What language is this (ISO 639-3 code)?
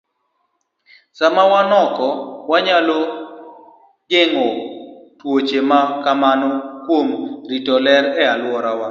luo